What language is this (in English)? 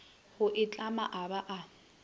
Northern Sotho